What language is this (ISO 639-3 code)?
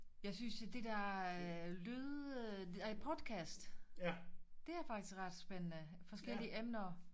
dan